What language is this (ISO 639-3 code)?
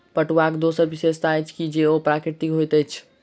mai